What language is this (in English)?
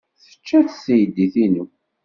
Kabyle